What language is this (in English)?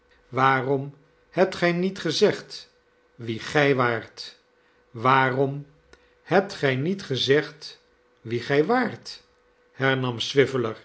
Dutch